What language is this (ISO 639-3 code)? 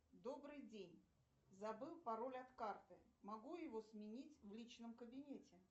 rus